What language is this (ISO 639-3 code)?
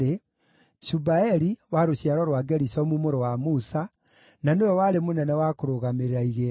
kik